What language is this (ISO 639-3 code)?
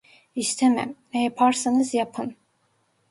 tur